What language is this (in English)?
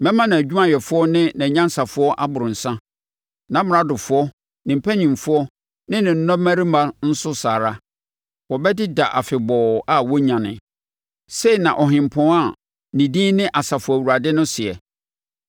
Akan